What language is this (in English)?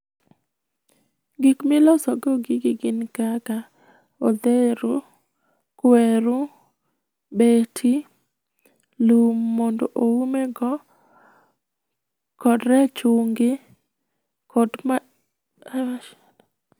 Luo (Kenya and Tanzania)